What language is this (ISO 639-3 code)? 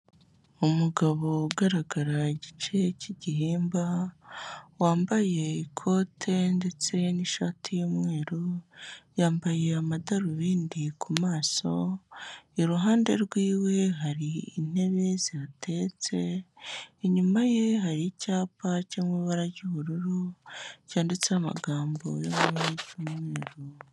kin